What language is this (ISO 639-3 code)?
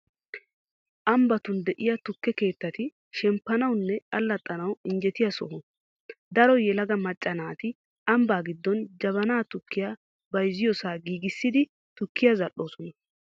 wal